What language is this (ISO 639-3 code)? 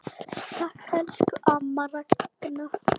isl